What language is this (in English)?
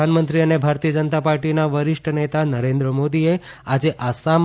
Gujarati